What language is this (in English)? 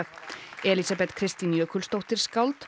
Icelandic